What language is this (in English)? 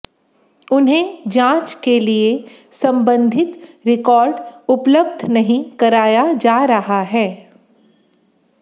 Hindi